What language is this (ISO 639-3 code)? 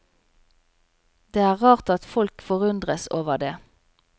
nor